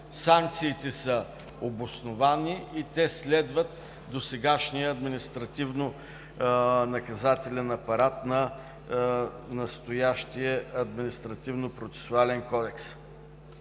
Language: Bulgarian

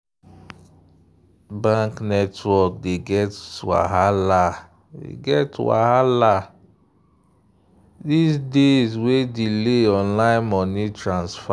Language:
Nigerian Pidgin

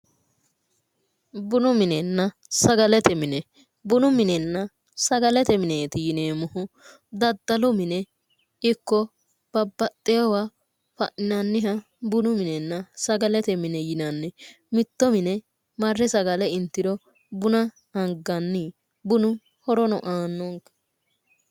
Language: Sidamo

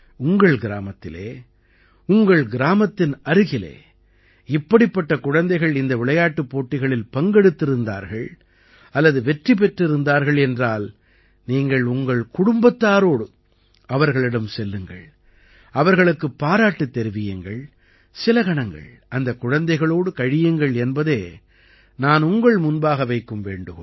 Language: Tamil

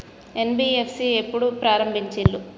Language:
Telugu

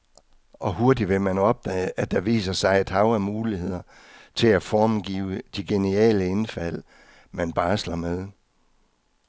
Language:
Danish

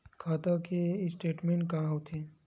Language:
Chhattisgarhi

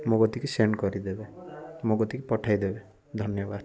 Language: Odia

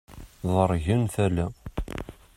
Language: Kabyle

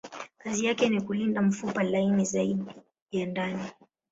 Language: Swahili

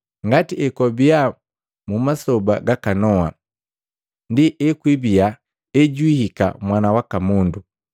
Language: Matengo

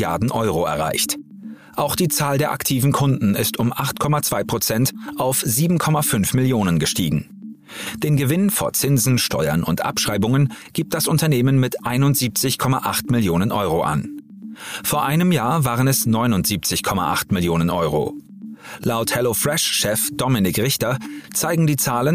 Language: German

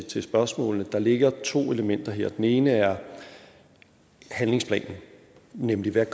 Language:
Danish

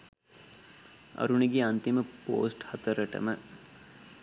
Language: Sinhala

